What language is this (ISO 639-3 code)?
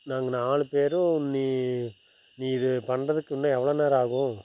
tam